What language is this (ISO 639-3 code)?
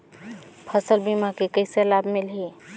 hne